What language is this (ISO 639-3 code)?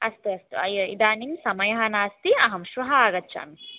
san